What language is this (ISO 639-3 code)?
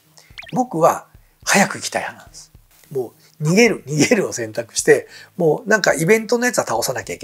jpn